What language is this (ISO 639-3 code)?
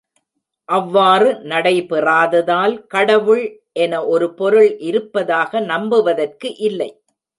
tam